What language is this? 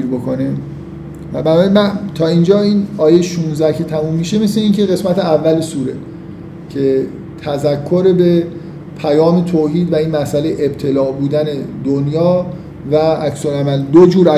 Persian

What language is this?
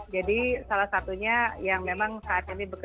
Indonesian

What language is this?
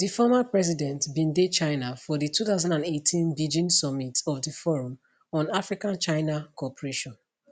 Nigerian Pidgin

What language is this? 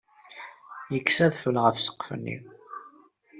Kabyle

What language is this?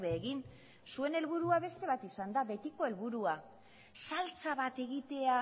Basque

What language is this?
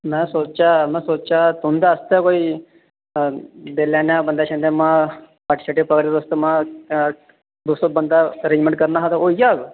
Dogri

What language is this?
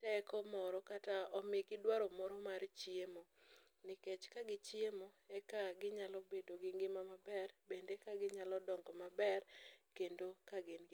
Luo (Kenya and Tanzania)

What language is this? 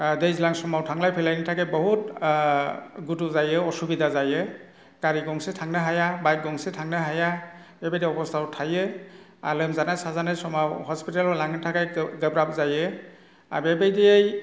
Bodo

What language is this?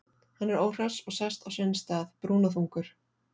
Icelandic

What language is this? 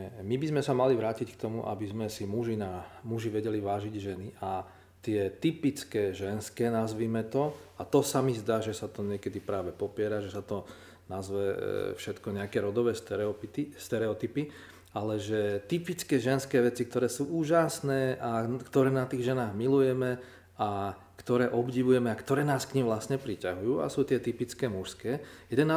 Slovak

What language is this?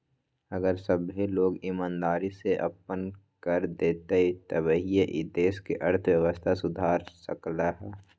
Magahi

